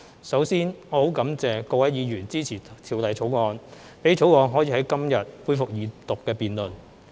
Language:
Cantonese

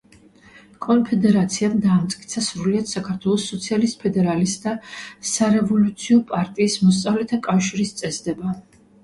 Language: Georgian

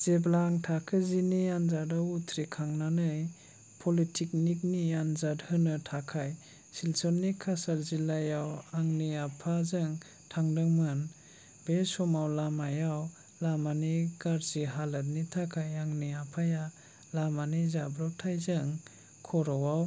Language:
Bodo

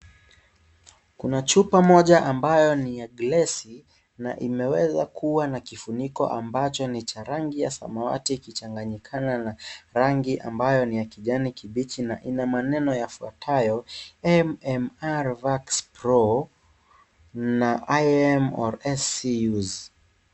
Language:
Swahili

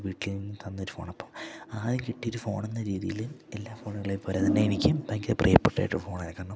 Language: Malayalam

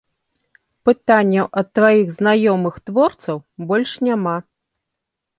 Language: Belarusian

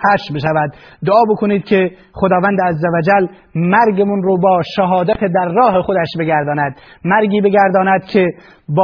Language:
Persian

